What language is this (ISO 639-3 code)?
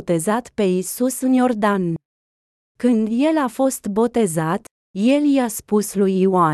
ron